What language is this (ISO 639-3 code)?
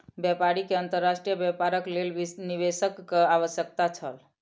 mai